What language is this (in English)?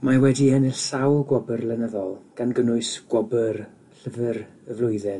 Welsh